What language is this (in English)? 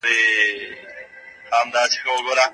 Pashto